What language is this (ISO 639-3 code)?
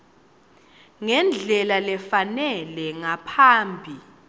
ssw